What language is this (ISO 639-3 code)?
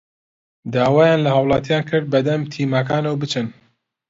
ckb